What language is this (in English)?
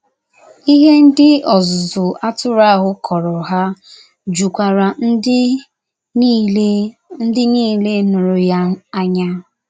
Igbo